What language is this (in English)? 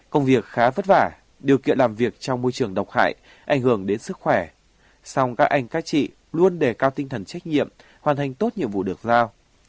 Vietnamese